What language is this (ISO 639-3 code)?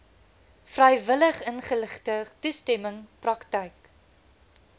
afr